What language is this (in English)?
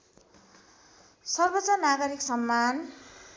Nepali